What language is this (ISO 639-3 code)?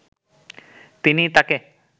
ben